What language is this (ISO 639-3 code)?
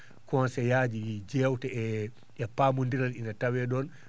ful